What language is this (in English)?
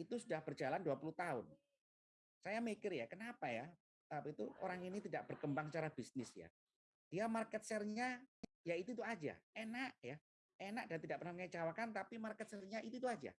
Indonesian